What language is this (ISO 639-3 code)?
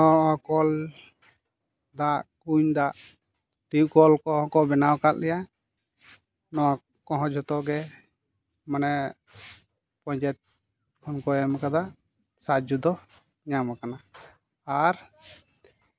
sat